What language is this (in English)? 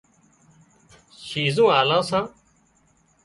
Wadiyara Koli